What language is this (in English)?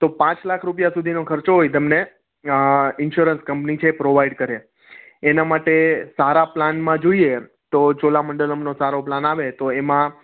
Gujarati